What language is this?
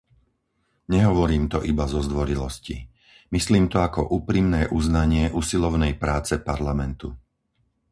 Slovak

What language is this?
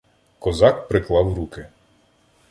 Ukrainian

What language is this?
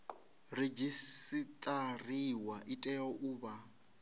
Venda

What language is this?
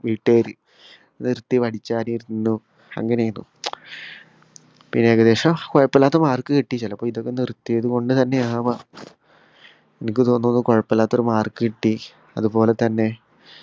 Malayalam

